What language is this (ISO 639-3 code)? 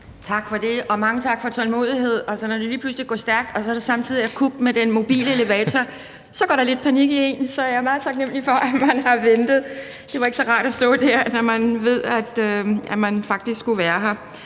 dan